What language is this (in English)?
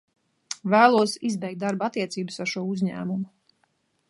Latvian